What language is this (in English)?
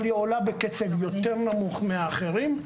Hebrew